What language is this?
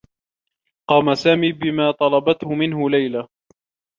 Arabic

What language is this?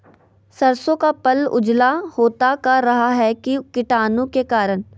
Magahi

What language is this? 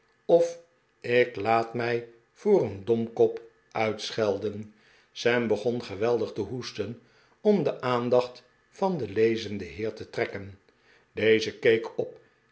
Dutch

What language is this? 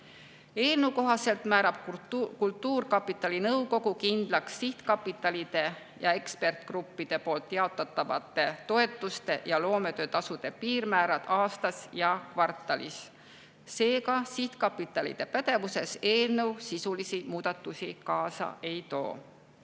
Estonian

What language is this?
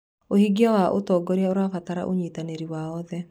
Kikuyu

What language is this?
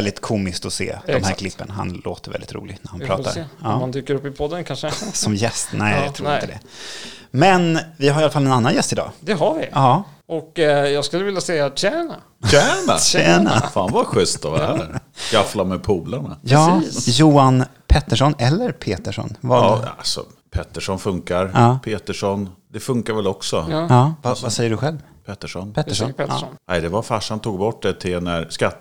Swedish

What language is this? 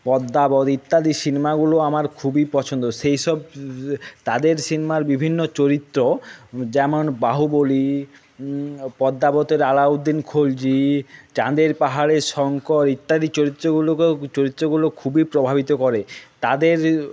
Bangla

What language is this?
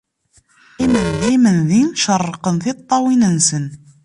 Kabyle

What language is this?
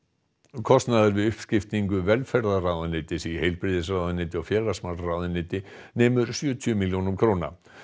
Icelandic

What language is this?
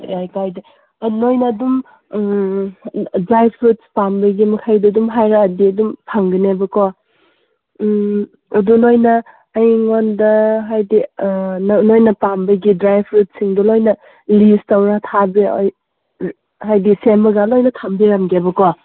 Manipuri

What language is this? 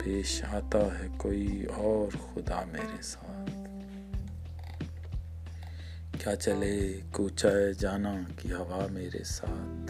Urdu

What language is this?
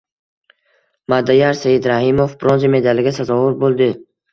Uzbek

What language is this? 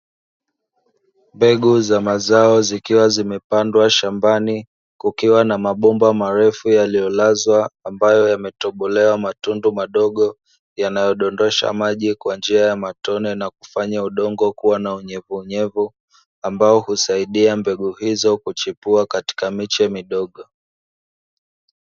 Swahili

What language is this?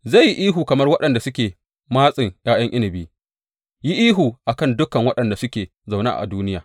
Hausa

